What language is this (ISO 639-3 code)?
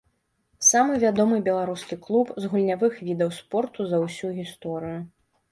bel